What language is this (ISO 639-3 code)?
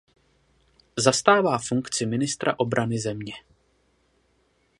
ces